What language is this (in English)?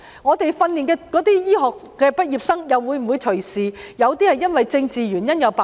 Cantonese